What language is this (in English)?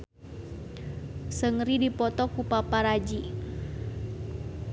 Sundanese